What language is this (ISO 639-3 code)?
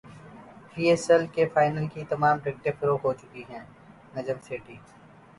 urd